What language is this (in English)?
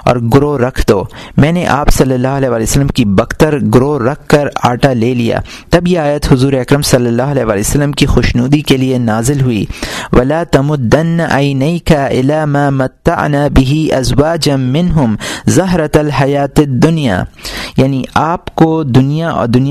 Urdu